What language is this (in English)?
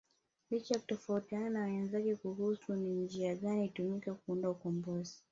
Swahili